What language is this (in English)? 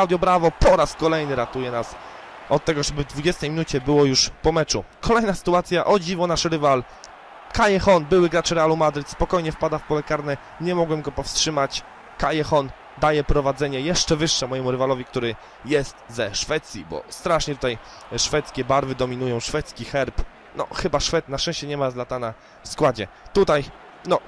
Polish